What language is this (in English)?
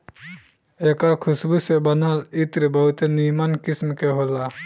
Bhojpuri